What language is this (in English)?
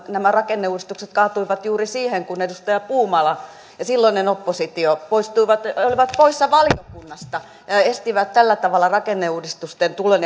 Finnish